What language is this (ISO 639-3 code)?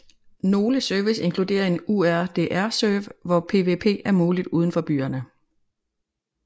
dan